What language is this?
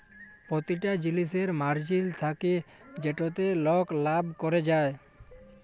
Bangla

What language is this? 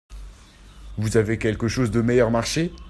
French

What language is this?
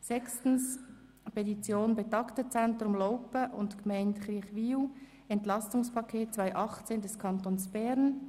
Swiss German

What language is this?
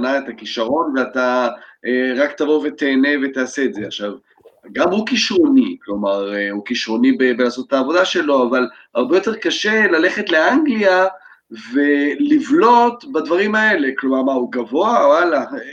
Hebrew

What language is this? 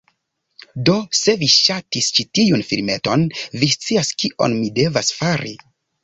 Esperanto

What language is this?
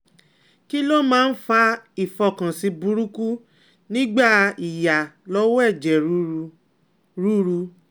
Yoruba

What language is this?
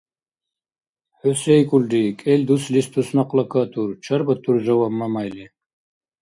Dargwa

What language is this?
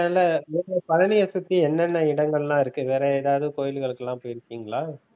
Tamil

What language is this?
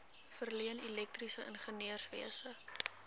Afrikaans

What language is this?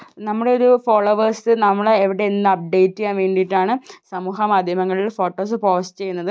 Malayalam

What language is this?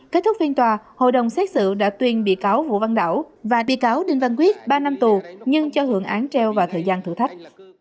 Vietnamese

